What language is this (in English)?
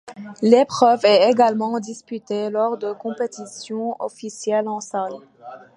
French